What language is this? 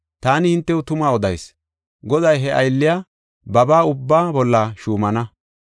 Gofa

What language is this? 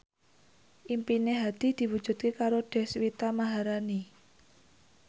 Javanese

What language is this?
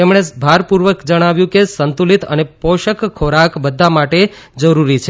Gujarati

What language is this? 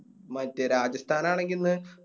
Malayalam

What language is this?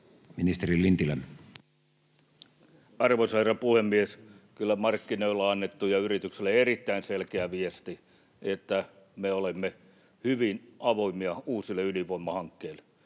Finnish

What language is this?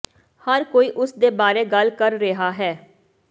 Punjabi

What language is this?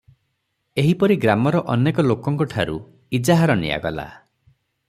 Odia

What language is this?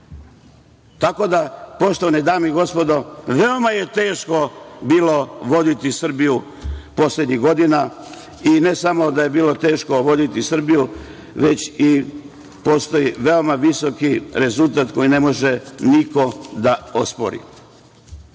Serbian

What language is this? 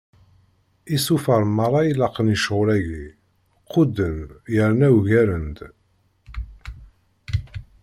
Kabyle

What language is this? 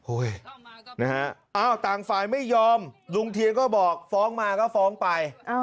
Thai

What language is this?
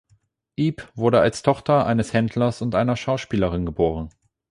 German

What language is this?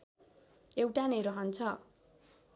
Nepali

